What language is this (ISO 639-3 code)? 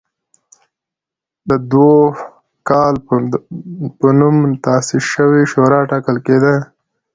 pus